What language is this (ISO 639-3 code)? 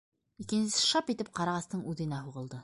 bak